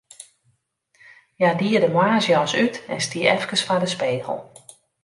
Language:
Western Frisian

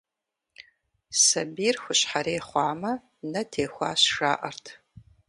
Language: Kabardian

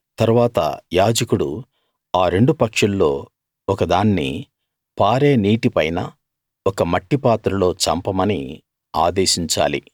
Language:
Telugu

